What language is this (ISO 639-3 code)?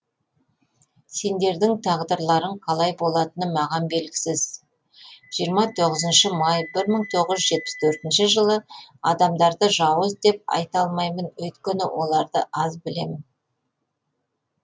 kaz